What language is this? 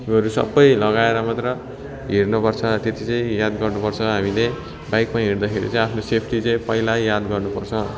Nepali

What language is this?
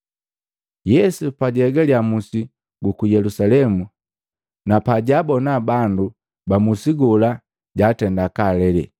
Matengo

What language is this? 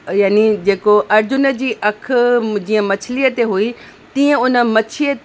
Sindhi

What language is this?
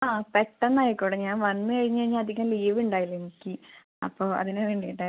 Malayalam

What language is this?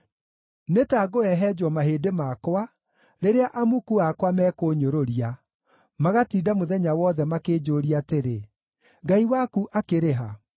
Kikuyu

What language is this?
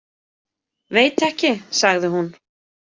Icelandic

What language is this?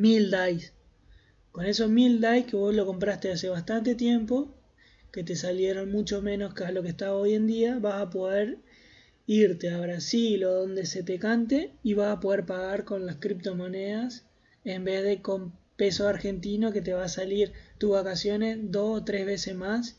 Spanish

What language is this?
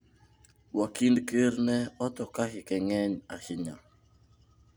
Luo (Kenya and Tanzania)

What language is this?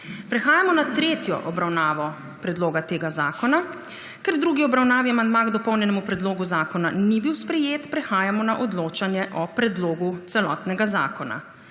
Slovenian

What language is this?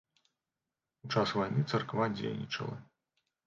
Belarusian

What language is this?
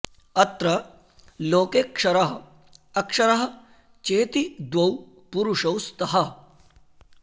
Sanskrit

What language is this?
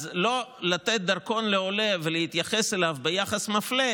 Hebrew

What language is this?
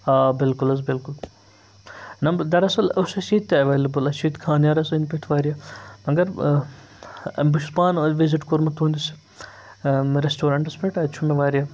Kashmiri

